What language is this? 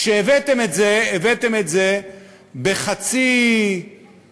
Hebrew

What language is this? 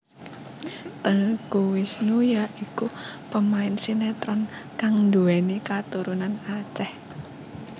Javanese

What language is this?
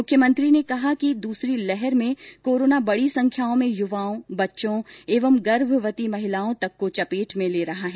Hindi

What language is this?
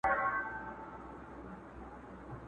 Pashto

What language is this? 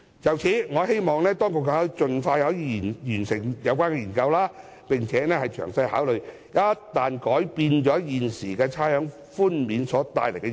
Cantonese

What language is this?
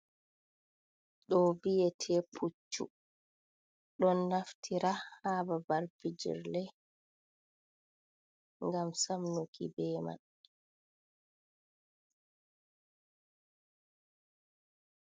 Fula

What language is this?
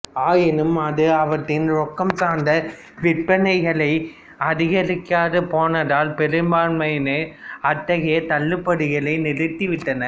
Tamil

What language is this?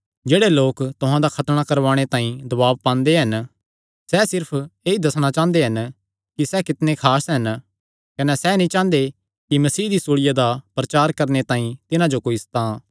Kangri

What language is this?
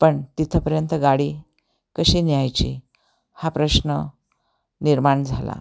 Marathi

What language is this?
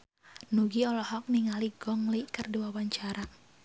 Sundanese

